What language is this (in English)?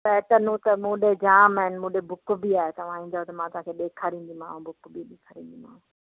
Sindhi